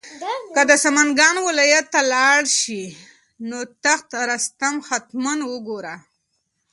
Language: Pashto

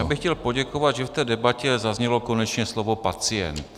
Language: Czech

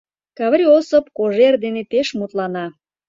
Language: Mari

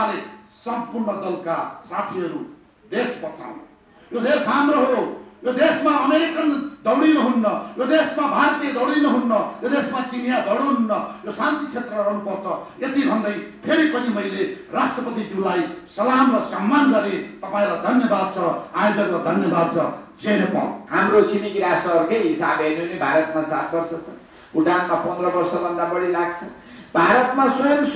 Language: Indonesian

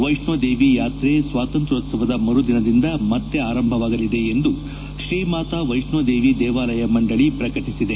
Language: Kannada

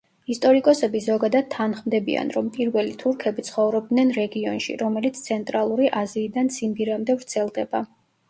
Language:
Georgian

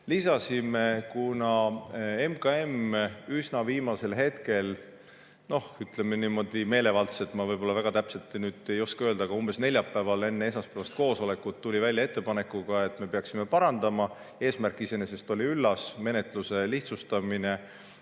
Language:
Estonian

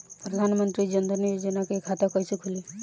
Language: Bhojpuri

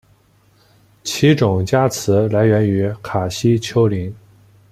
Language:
Chinese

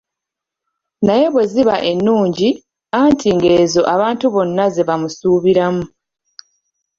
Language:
Ganda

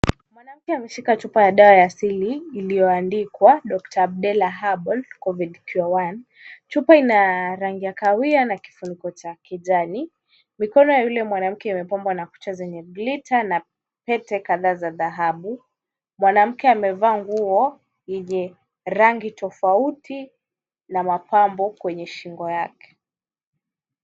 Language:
Swahili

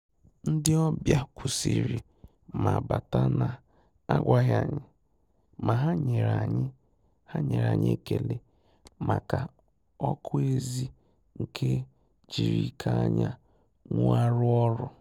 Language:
Igbo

